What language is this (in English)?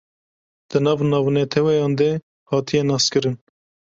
Kurdish